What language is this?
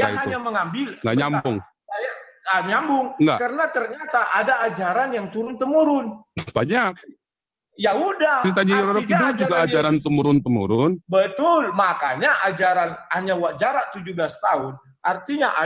Indonesian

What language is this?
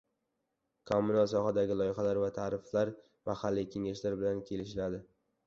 Uzbek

